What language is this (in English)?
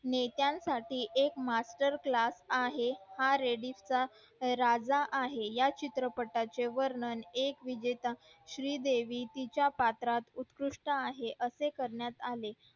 Marathi